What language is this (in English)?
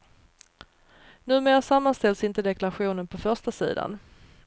Swedish